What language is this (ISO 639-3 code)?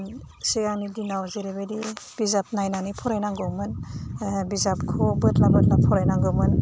brx